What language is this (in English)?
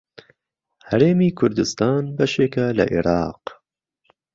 Central Kurdish